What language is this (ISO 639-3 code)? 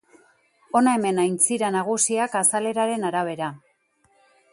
eus